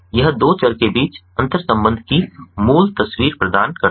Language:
Hindi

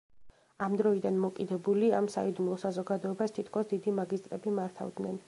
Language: Georgian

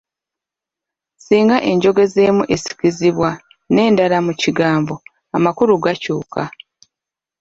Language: Ganda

